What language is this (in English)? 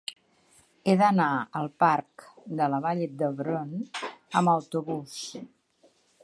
Catalan